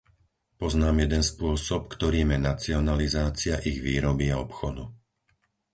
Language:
Slovak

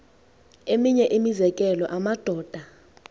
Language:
Xhosa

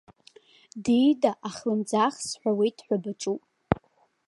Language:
Abkhazian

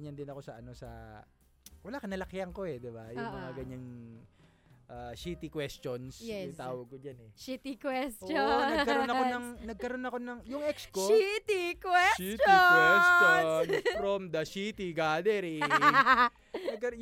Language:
Filipino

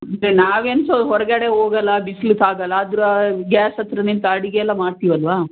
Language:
Kannada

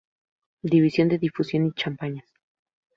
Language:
Spanish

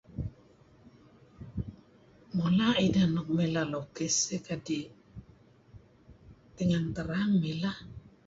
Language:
Kelabit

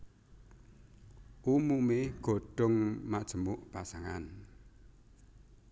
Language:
Javanese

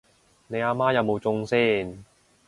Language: Cantonese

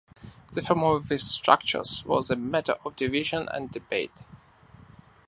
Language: English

